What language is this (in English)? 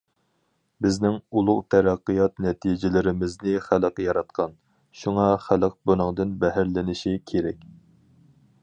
Uyghur